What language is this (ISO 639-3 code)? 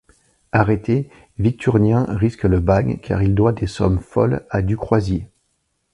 fra